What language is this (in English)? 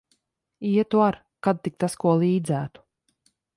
Latvian